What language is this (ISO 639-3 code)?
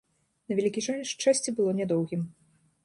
bel